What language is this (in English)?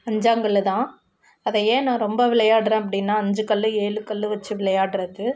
Tamil